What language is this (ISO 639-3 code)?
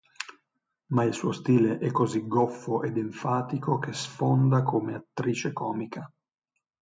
ita